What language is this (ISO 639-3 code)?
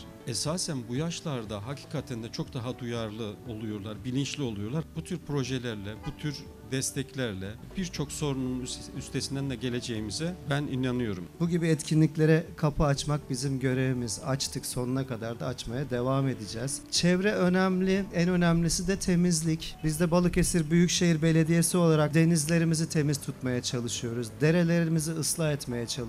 tur